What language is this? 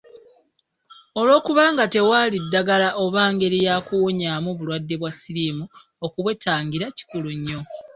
Ganda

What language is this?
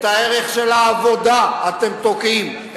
Hebrew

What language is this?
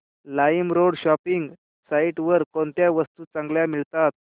Marathi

